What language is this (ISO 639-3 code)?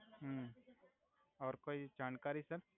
guj